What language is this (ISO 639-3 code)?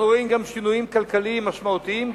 heb